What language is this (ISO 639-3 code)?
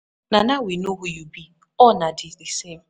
pcm